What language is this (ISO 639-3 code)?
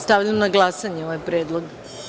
srp